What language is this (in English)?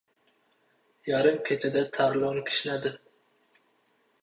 Uzbek